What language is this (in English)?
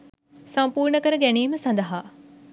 Sinhala